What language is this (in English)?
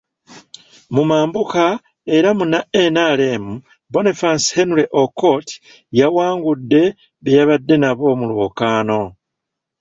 Ganda